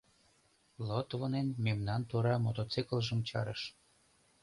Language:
Mari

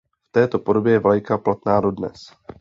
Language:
Czech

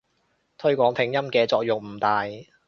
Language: Cantonese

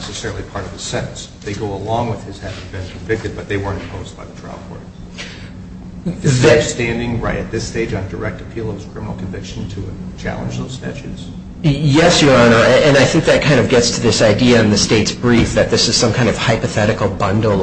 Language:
English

